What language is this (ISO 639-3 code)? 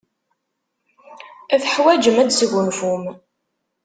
kab